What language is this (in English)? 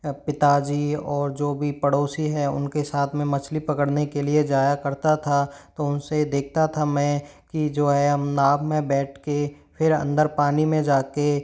Hindi